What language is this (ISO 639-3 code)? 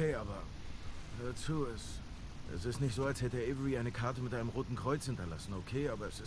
deu